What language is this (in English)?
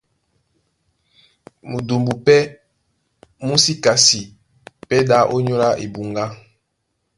Duala